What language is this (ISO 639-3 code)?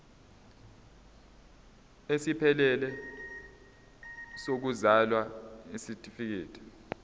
zul